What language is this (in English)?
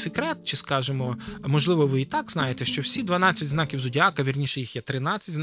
Ukrainian